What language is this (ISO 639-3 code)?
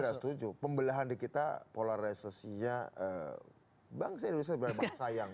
ind